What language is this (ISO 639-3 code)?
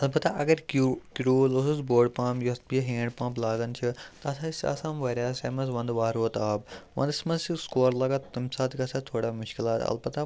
kas